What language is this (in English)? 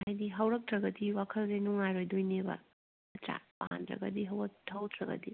Manipuri